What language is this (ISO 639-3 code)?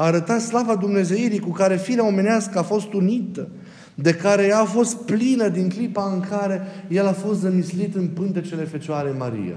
ron